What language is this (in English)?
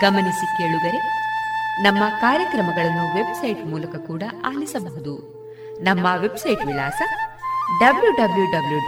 Kannada